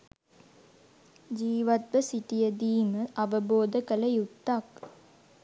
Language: Sinhala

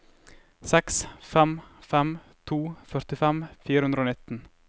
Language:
Norwegian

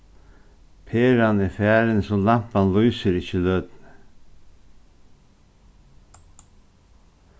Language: Faroese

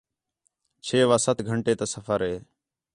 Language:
Khetrani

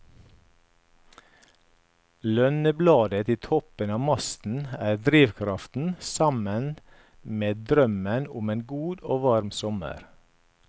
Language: Norwegian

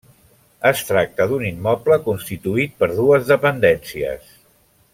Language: Catalan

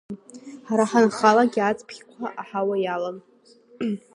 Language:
Abkhazian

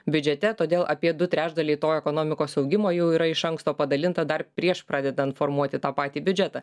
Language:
Lithuanian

